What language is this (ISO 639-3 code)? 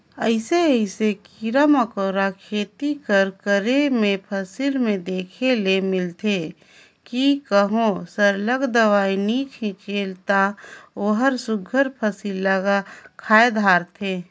hne